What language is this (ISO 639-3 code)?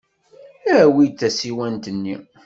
kab